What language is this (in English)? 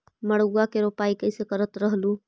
Magahi